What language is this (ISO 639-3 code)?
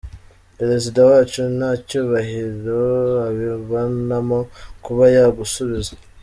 kin